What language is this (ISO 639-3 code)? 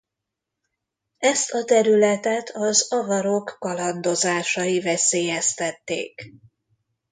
hun